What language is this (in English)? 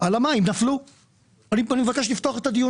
Hebrew